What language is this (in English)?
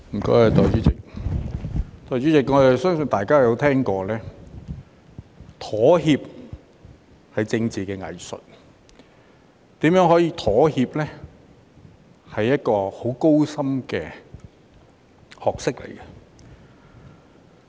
Cantonese